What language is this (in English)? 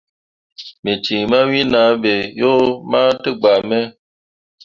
Mundang